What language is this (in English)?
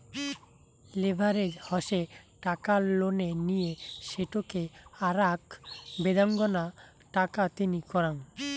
Bangla